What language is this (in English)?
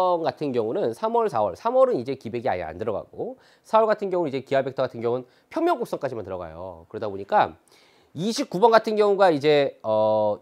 Korean